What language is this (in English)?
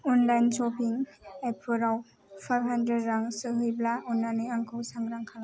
Bodo